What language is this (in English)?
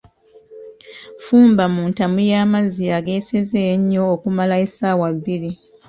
Ganda